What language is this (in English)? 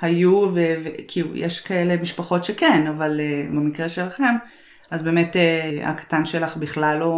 Hebrew